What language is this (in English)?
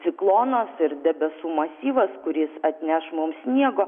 Lithuanian